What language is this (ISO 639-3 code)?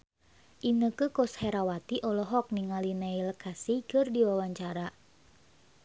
sun